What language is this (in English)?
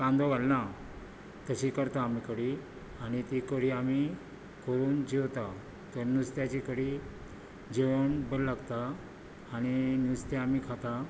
Konkani